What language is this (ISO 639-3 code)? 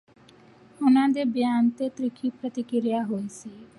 pan